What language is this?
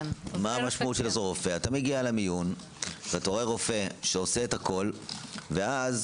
Hebrew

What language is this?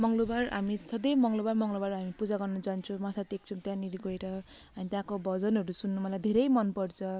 Nepali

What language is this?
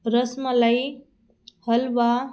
Marathi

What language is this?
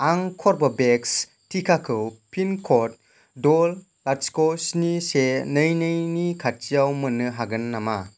Bodo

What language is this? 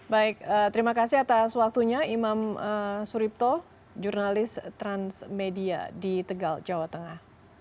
Indonesian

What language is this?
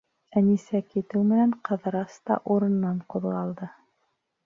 Bashkir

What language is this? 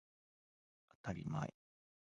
Japanese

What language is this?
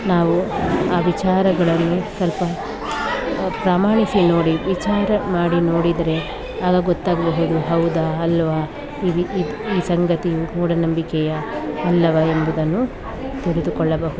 Kannada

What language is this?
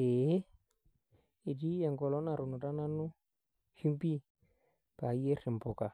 Masai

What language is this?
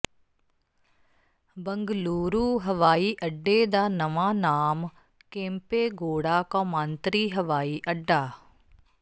Punjabi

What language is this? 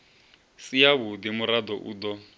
Venda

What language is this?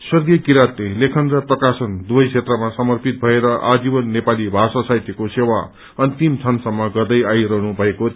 Nepali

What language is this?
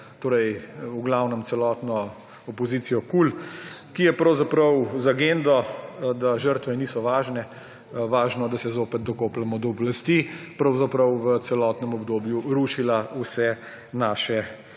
Slovenian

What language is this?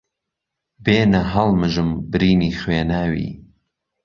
Central Kurdish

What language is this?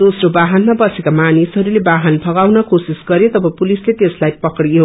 Nepali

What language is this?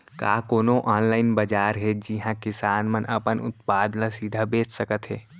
Chhattisgarhi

